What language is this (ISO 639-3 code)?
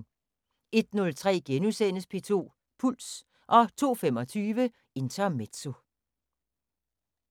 dan